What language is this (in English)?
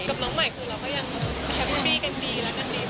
Thai